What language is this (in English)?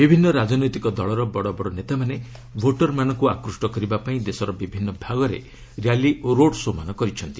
Odia